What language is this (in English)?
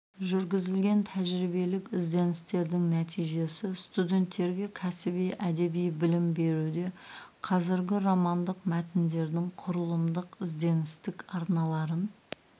Kazakh